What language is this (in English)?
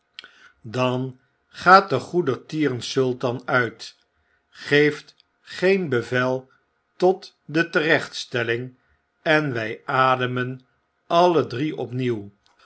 Dutch